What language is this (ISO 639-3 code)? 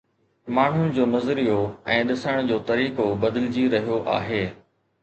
snd